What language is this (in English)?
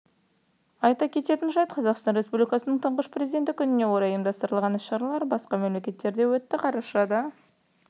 Kazakh